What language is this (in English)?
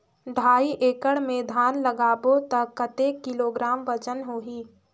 Chhattisgarhi